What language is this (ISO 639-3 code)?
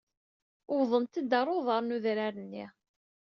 kab